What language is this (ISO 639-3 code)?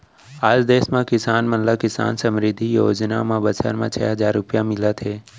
hne